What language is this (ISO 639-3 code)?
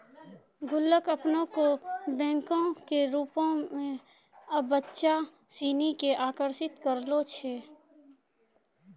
mai